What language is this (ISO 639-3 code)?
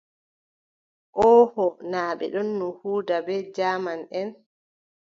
fub